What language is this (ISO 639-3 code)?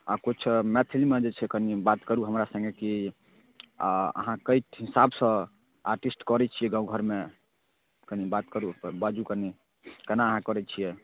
mai